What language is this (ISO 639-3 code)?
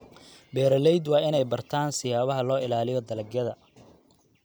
som